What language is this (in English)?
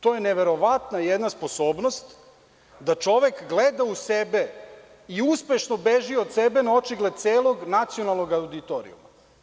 Serbian